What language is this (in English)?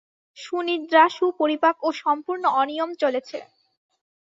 Bangla